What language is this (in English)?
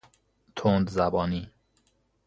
Persian